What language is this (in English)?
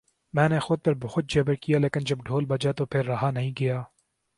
Urdu